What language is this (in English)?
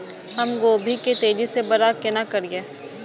Maithili